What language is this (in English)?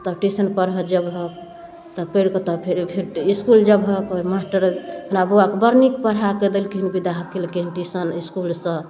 Maithili